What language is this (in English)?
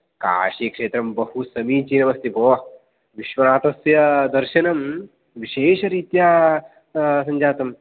Sanskrit